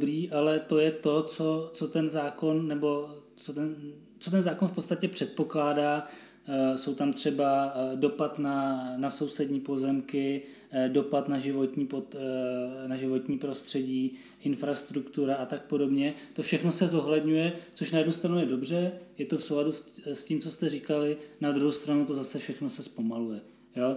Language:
Czech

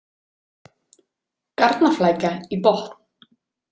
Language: Icelandic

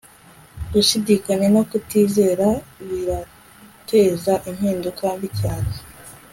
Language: Kinyarwanda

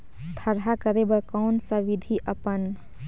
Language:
Chhattisgarhi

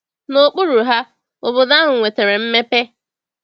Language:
Igbo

